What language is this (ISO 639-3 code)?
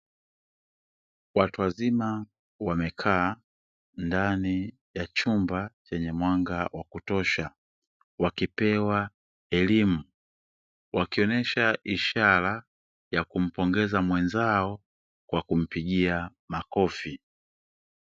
swa